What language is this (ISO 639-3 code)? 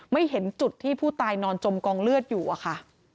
tha